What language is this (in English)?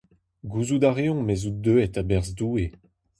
Breton